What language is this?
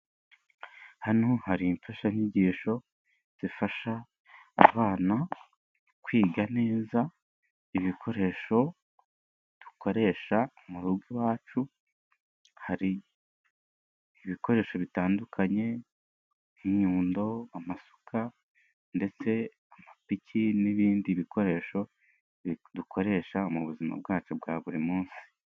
Kinyarwanda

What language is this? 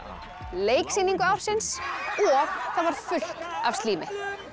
Icelandic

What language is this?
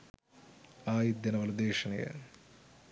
Sinhala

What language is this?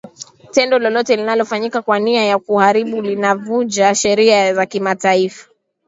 Swahili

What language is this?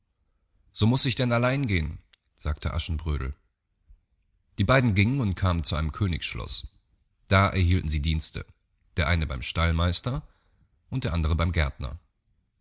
German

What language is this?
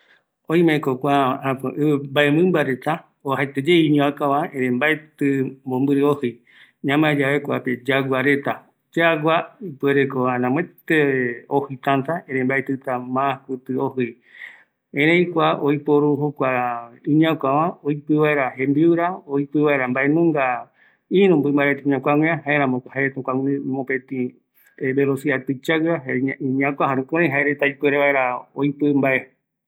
Eastern Bolivian Guaraní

